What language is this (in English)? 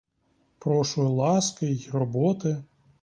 Ukrainian